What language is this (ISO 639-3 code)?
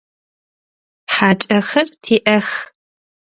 ady